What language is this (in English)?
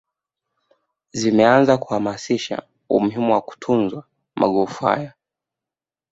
Swahili